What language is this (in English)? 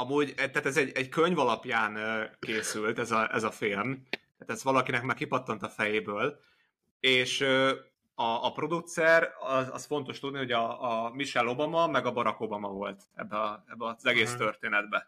Hungarian